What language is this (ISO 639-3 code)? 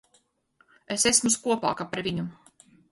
lav